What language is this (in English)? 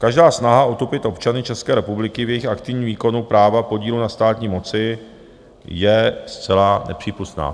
Czech